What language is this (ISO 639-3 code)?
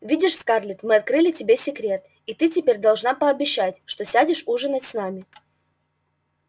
rus